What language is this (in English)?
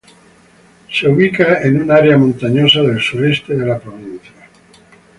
Spanish